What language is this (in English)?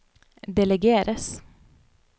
Norwegian